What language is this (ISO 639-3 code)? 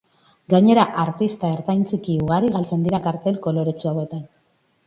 eus